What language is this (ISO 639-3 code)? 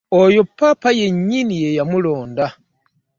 lug